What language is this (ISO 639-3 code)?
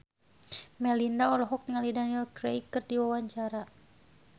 sun